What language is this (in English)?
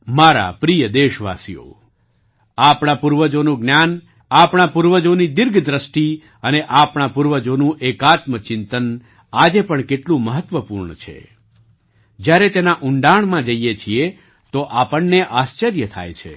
Gujarati